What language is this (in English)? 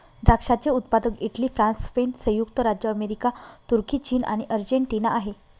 Marathi